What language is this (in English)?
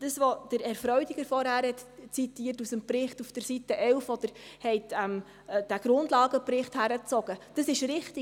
Swiss German